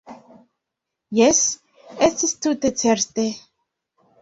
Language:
Esperanto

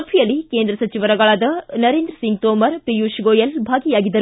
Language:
Kannada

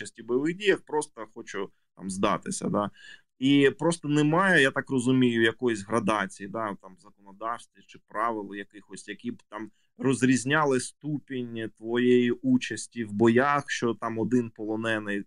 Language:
Ukrainian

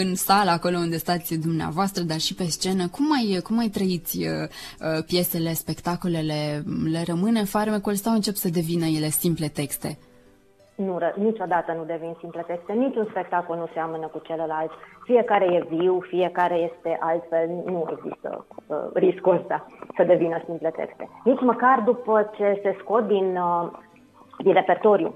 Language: Romanian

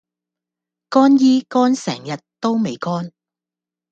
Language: Cantonese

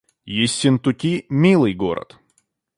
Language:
Russian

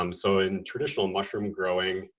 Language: English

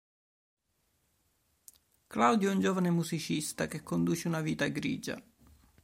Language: Italian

